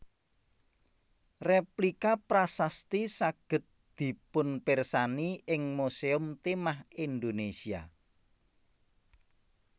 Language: Javanese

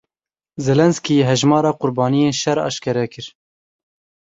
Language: Kurdish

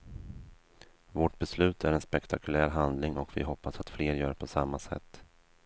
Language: Swedish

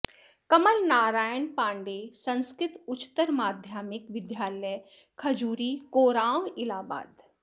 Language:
Sanskrit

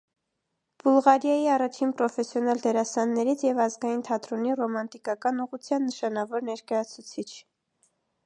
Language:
Armenian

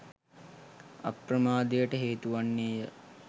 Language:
Sinhala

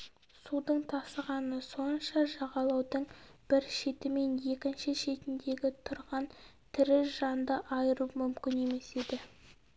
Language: Kazakh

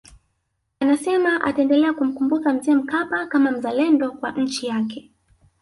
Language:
Swahili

